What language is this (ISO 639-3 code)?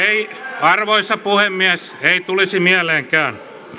fin